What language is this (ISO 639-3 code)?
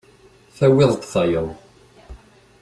kab